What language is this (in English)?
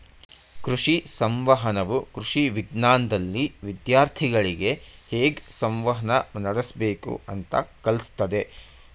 Kannada